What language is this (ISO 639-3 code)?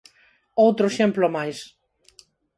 glg